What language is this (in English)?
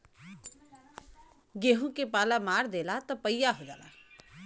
Bhojpuri